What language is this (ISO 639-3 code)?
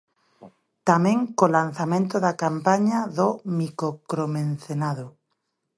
glg